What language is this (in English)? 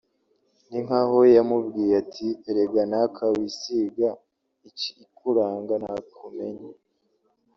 Kinyarwanda